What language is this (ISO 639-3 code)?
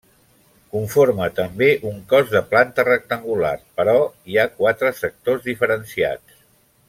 cat